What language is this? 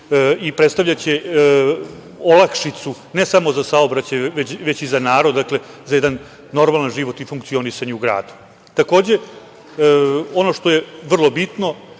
Serbian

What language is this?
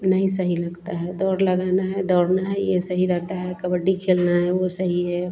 Hindi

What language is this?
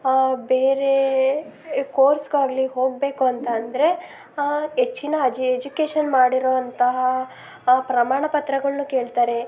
Kannada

